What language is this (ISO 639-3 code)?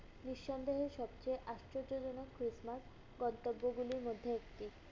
ben